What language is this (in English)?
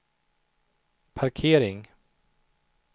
Swedish